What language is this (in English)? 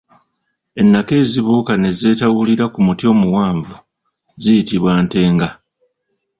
Ganda